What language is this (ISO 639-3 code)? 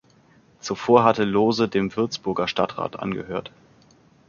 deu